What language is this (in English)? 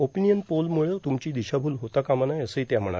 Marathi